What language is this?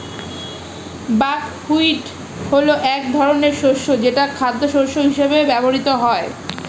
Bangla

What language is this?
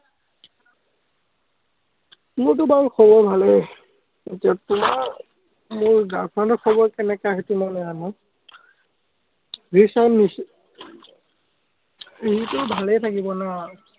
Assamese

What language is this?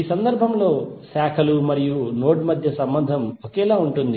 Telugu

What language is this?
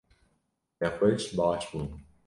Kurdish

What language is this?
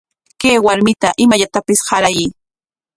Corongo Ancash Quechua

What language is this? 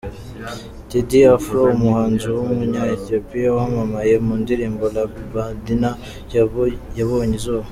Kinyarwanda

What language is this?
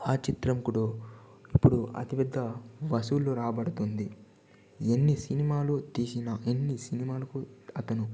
Telugu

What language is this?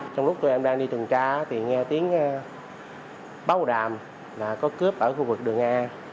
Vietnamese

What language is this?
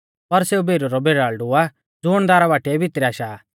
Mahasu Pahari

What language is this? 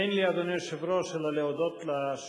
Hebrew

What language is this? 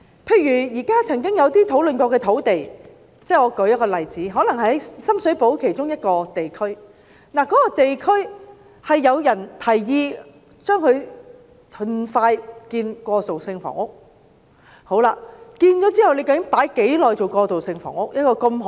Cantonese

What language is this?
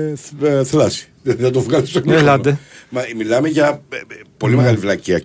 Greek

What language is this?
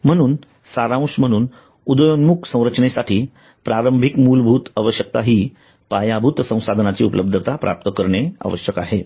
Marathi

